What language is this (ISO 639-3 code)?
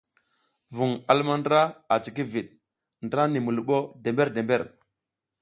giz